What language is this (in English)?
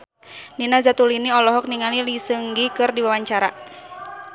Sundanese